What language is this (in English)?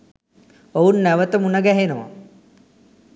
Sinhala